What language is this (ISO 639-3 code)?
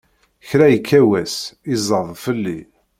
kab